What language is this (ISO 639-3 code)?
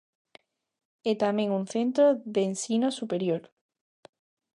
glg